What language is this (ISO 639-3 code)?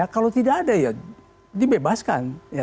ind